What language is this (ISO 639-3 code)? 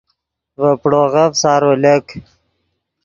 ydg